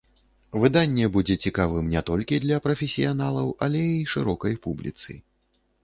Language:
Belarusian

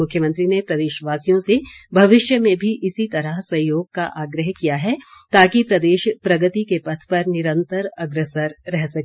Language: Hindi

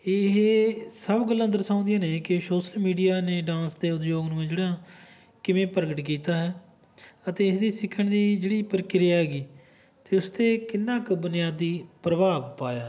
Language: Punjabi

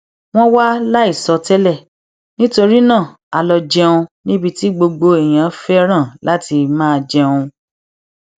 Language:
Yoruba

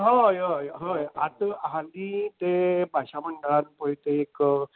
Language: Konkani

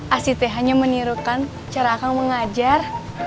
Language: Indonesian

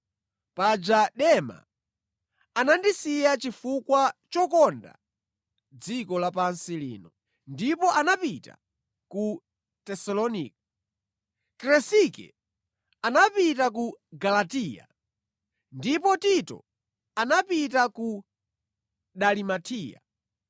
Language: Nyanja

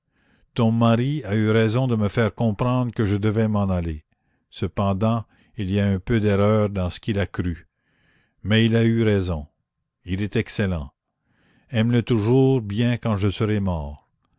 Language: French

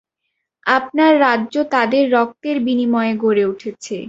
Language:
Bangla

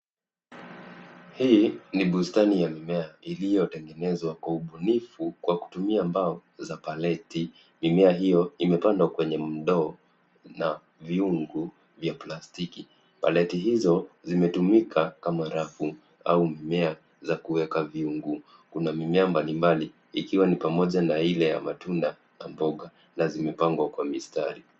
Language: Swahili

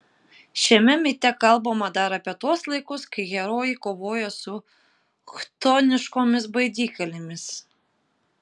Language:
Lithuanian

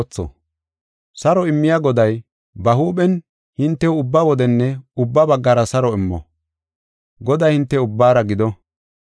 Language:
Gofa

